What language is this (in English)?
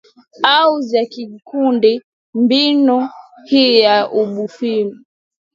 Swahili